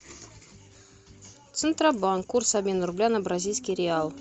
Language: Russian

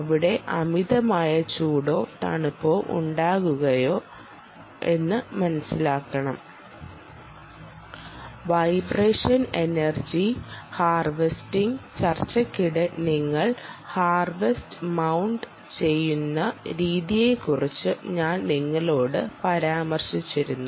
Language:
Malayalam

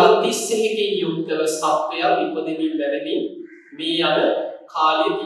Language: Arabic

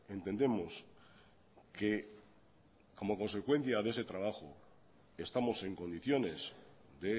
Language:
Spanish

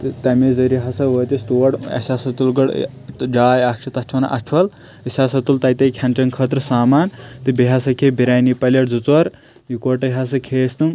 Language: Kashmiri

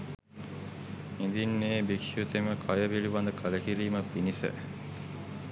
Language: Sinhala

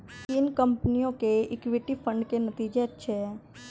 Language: Hindi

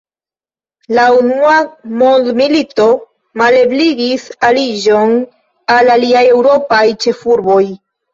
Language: Esperanto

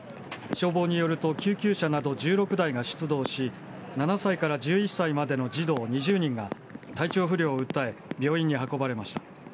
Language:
Japanese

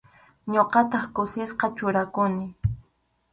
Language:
Arequipa-La Unión Quechua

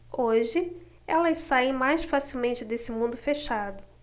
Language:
Portuguese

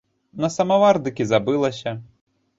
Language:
Belarusian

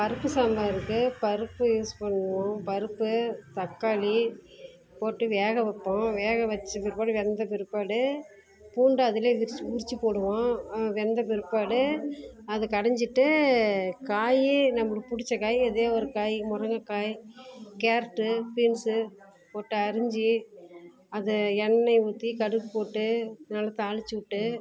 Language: Tamil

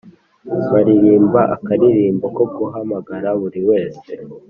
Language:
Kinyarwanda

